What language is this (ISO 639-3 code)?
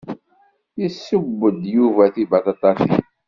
kab